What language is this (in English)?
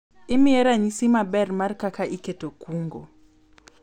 Luo (Kenya and Tanzania)